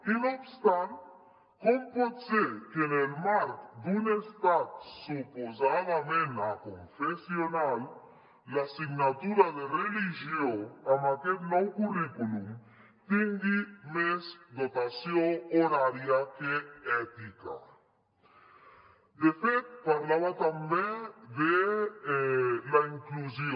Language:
Catalan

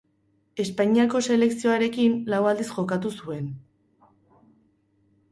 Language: Basque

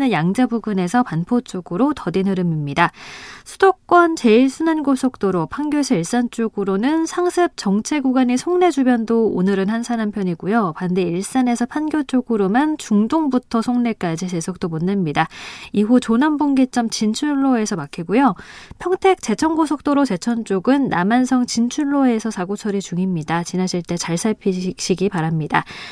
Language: Korean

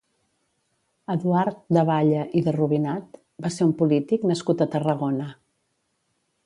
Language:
Catalan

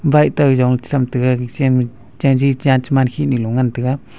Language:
Wancho Naga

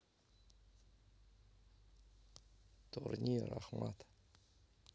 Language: Russian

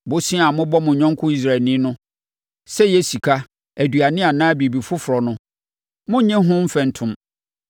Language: Akan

